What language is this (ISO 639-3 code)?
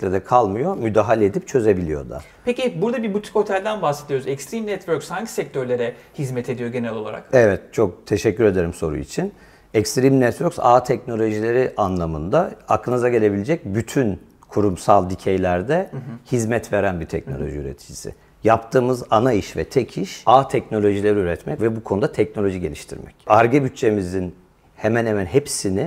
tur